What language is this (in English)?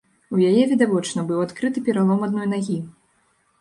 Belarusian